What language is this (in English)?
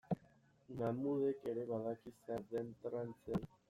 Basque